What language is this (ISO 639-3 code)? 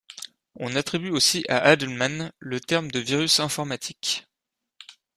fra